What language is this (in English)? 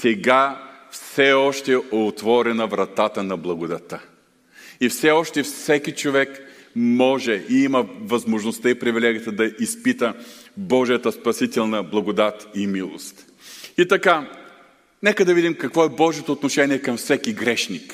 Bulgarian